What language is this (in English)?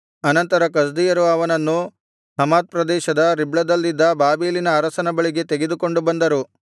Kannada